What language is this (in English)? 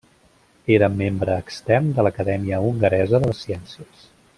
Catalan